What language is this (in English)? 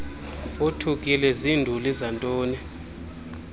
Xhosa